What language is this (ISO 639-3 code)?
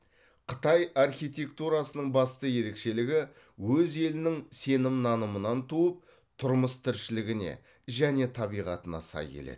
kaz